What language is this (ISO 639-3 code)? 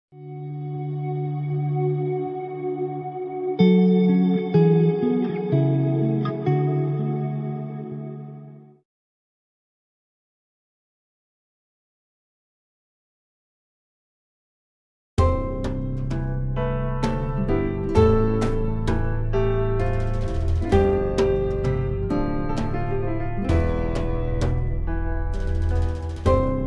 fas